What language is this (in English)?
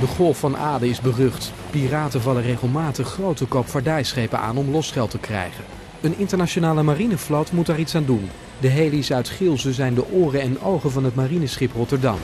Dutch